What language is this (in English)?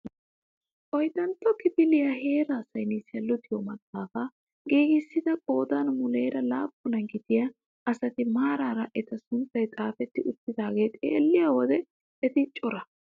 Wolaytta